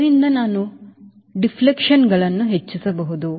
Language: Kannada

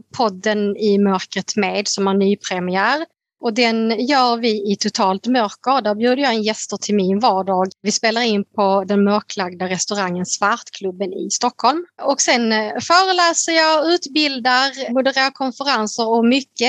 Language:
Swedish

